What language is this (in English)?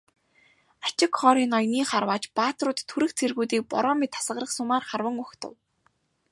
Mongolian